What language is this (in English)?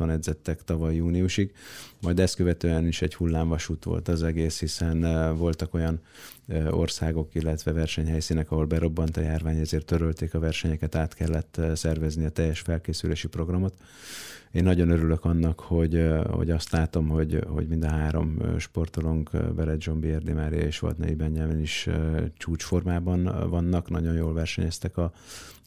Hungarian